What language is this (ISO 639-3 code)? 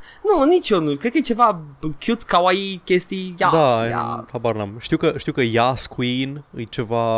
ron